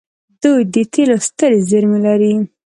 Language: Pashto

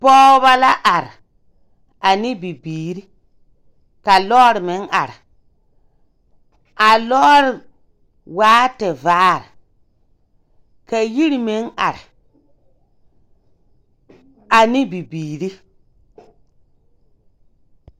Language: Southern Dagaare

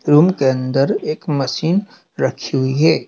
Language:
Hindi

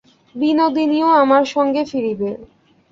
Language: Bangla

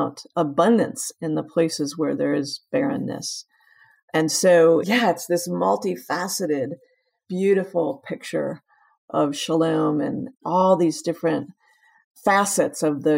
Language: English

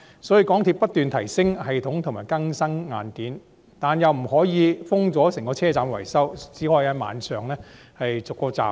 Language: Cantonese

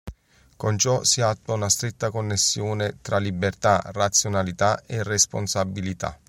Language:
Italian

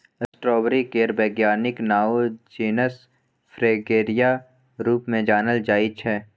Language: Maithili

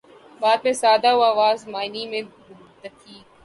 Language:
Urdu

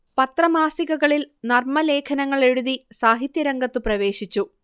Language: Malayalam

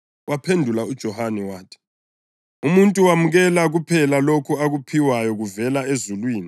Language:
North Ndebele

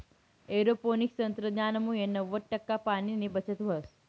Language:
Marathi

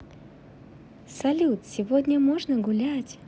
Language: Russian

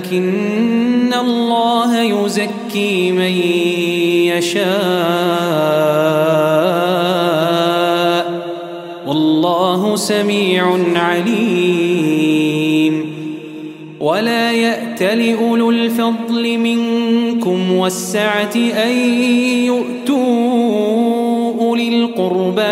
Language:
Arabic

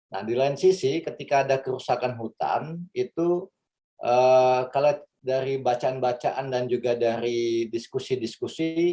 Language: Indonesian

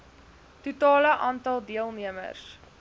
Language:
Afrikaans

